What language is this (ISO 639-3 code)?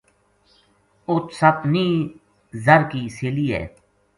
gju